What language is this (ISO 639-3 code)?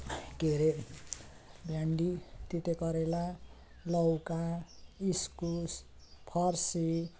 nep